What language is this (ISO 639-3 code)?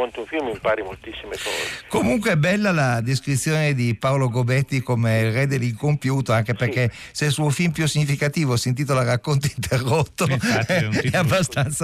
ita